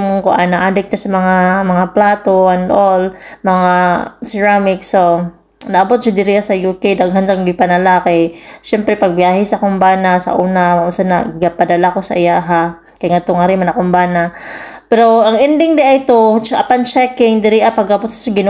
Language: Filipino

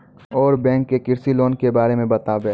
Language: Maithili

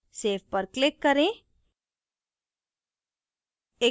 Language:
Hindi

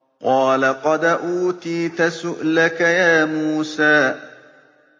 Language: Arabic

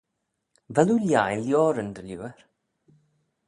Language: Manx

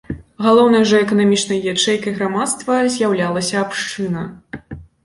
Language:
Belarusian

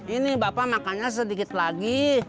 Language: Indonesian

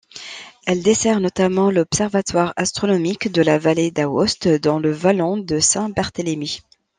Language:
French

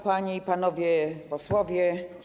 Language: Polish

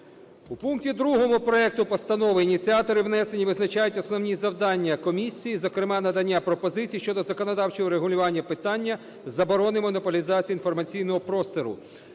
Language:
Ukrainian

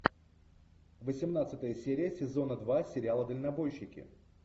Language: Russian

